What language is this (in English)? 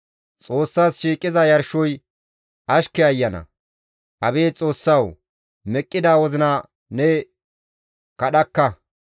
Gamo